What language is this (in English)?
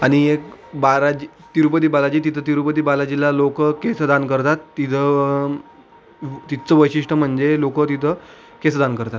Marathi